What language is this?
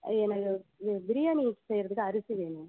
Tamil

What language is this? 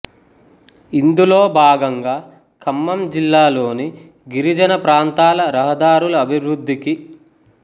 Telugu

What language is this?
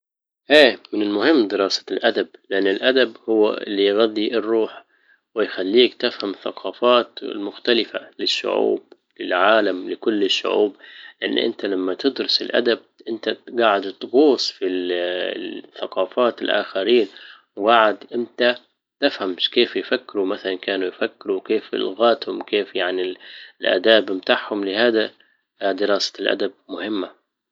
Libyan Arabic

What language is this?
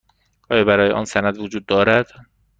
Persian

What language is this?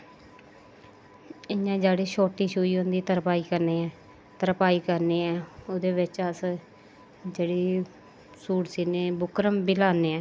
Dogri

